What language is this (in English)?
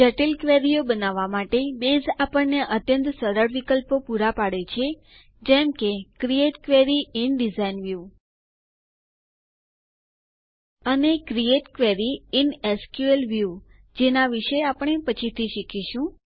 Gujarati